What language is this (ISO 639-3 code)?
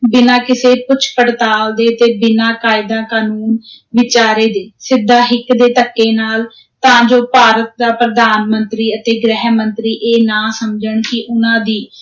pan